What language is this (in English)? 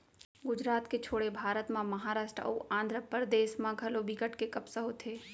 Chhattisgarhi